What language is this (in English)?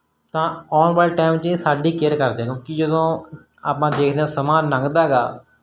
Punjabi